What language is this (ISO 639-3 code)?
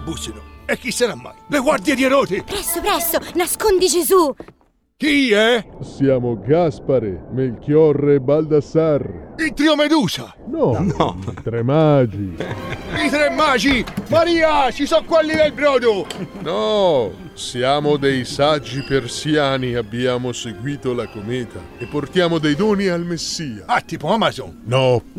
ita